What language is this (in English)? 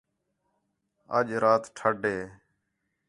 Khetrani